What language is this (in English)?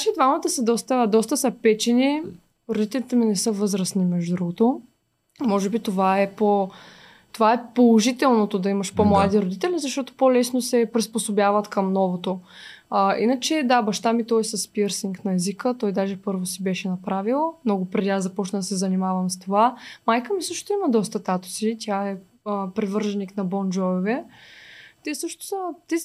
Bulgarian